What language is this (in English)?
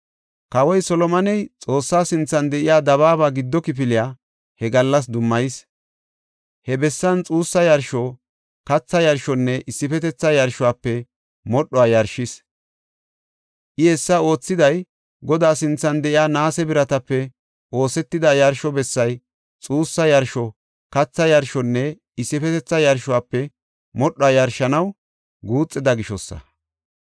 Gofa